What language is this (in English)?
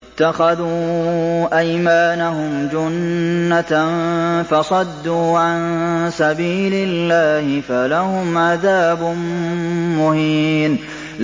Arabic